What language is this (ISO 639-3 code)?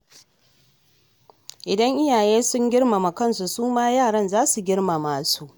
hau